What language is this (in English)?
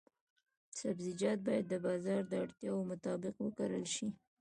Pashto